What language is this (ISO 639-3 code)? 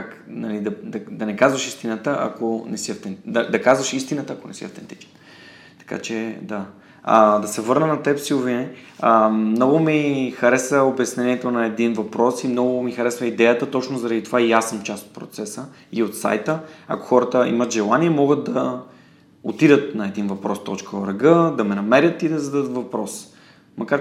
bul